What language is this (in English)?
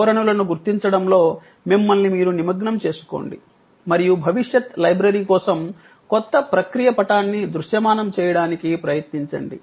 Telugu